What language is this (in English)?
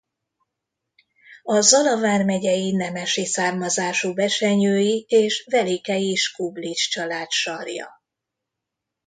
Hungarian